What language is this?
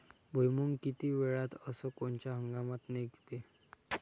Marathi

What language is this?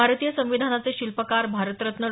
Marathi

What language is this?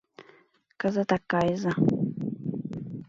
Mari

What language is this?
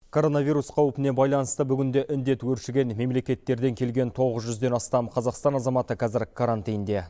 Kazakh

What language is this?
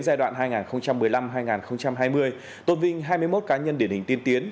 Vietnamese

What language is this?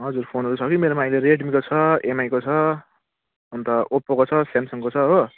Nepali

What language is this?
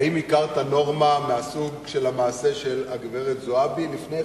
Hebrew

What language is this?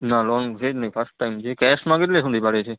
Gujarati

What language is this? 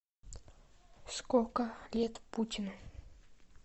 Russian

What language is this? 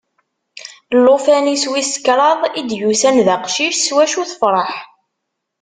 Kabyle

